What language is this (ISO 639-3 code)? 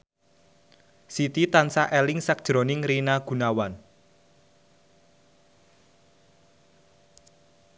jav